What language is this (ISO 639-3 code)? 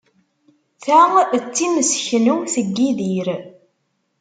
kab